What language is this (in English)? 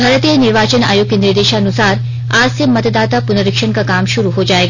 Hindi